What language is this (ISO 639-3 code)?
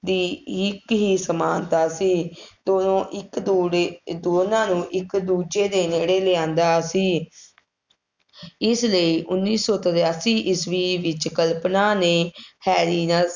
pan